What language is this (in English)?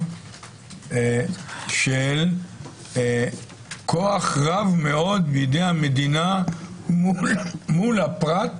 Hebrew